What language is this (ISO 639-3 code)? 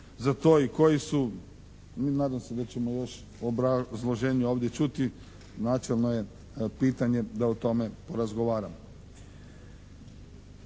hrv